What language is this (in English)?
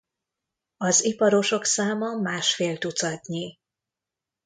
Hungarian